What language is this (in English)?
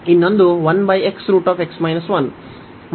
Kannada